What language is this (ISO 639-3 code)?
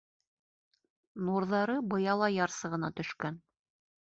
bak